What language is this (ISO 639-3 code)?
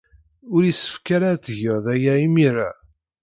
kab